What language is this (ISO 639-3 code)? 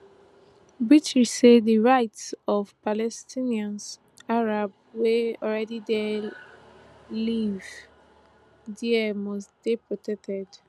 pcm